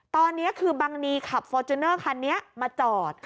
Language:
Thai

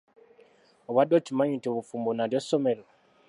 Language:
Ganda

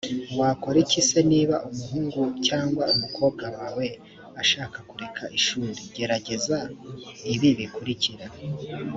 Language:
Kinyarwanda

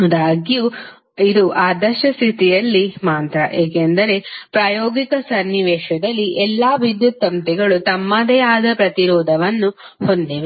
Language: Kannada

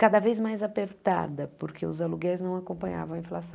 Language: Portuguese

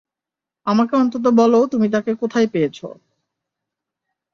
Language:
Bangla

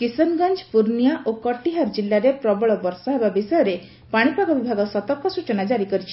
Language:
Odia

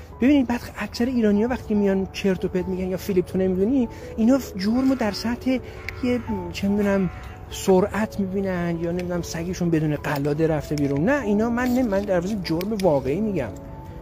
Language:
Persian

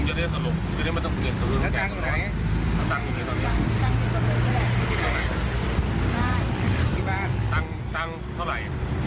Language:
Thai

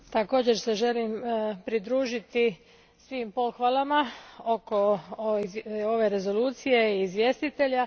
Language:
Croatian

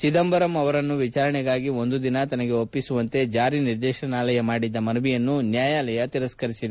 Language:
Kannada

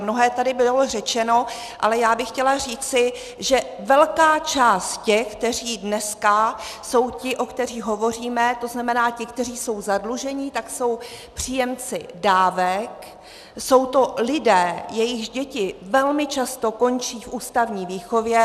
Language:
Czech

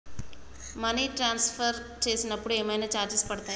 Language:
Telugu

